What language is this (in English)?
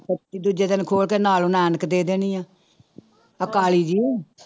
Punjabi